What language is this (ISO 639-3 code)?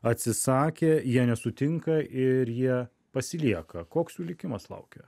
lit